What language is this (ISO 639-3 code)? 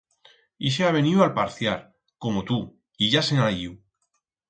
arg